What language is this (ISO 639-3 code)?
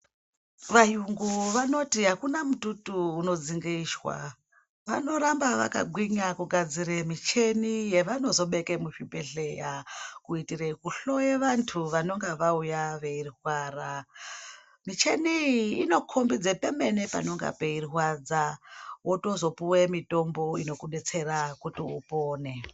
ndc